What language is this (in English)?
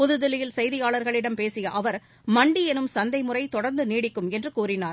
Tamil